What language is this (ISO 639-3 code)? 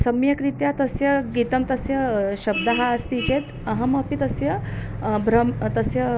san